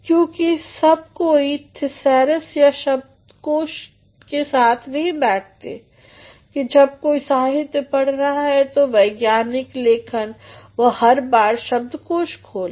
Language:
Hindi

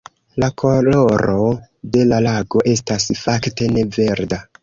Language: Esperanto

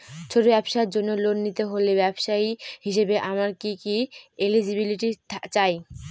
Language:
Bangla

